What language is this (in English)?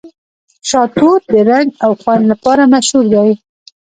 Pashto